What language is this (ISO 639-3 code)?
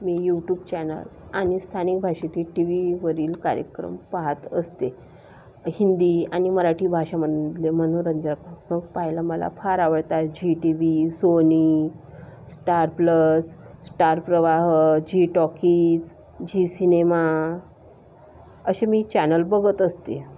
mar